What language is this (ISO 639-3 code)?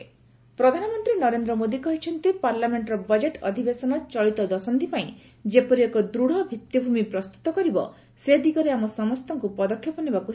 ori